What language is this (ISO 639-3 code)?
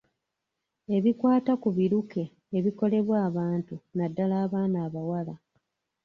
lug